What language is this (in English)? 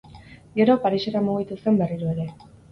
Basque